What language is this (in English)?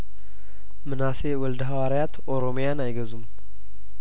Amharic